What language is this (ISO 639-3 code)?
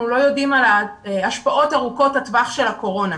heb